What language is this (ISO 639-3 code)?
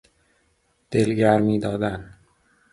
fas